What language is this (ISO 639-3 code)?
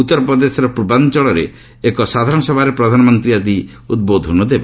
ori